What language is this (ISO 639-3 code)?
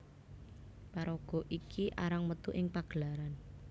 jav